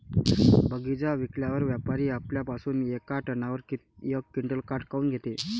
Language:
Marathi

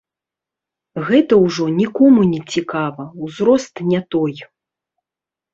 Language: Belarusian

